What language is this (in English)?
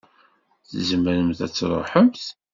Kabyle